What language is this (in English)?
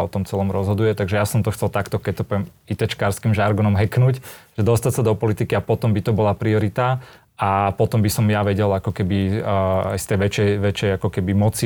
Slovak